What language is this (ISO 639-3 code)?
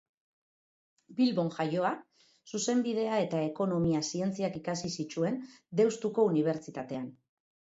eus